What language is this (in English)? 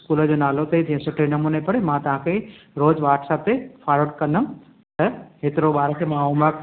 Sindhi